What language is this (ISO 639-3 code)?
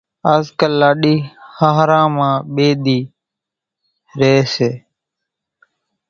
gjk